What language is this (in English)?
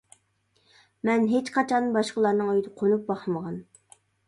Uyghur